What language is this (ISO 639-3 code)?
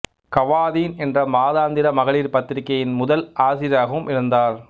tam